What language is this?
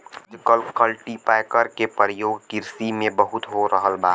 Bhojpuri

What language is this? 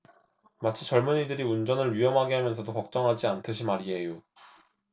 Korean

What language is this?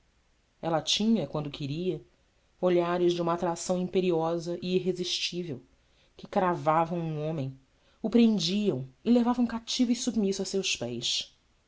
Portuguese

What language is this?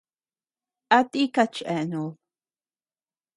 Tepeuxila Cuicatec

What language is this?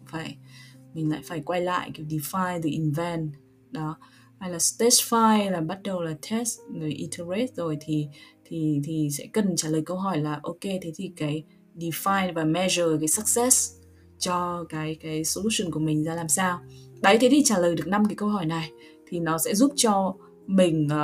Vietnamese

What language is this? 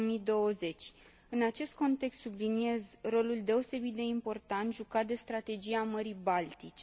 Romanian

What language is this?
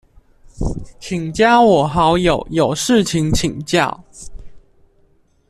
Chinese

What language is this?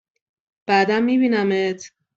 Persian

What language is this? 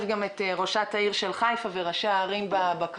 Hebrew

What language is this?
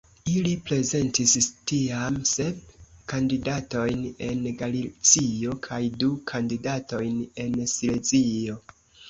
Esperanto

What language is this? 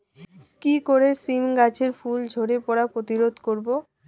Bangla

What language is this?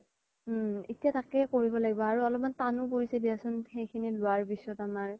Assamese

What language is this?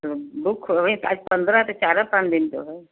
Hindi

